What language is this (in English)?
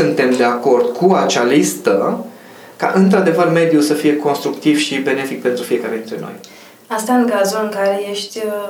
Romanian